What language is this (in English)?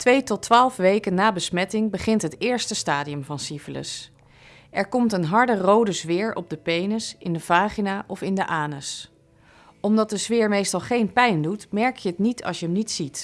Dutch